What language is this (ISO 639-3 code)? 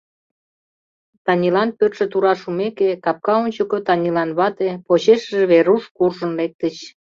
chm